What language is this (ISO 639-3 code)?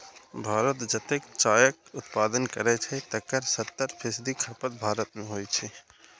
mai